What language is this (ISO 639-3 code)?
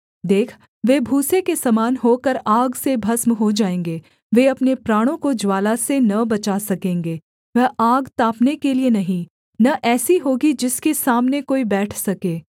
hin